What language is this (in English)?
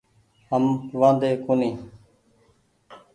Goaria